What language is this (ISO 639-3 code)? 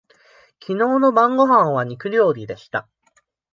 jpn